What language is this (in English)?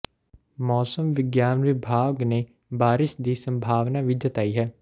Punjabi